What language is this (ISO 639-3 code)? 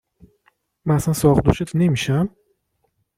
fas